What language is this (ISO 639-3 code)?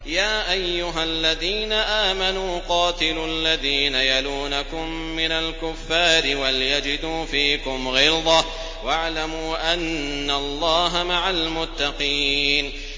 ara